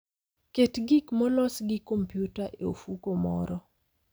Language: Luo (Kenya and Tanzania)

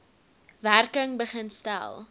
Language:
Afrikaans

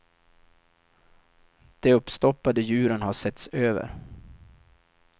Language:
Swedish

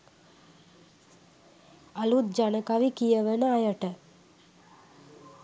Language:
Sinhala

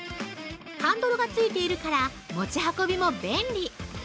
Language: Japanese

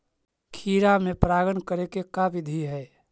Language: Magahi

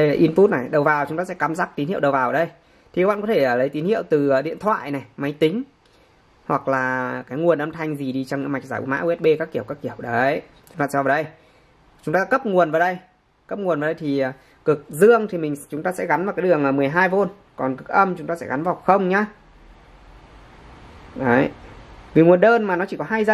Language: Vietnamese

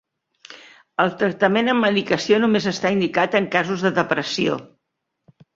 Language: Catalan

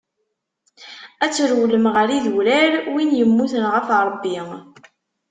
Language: Kabyle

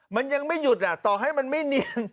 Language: Thai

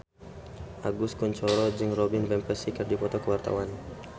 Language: Sundanese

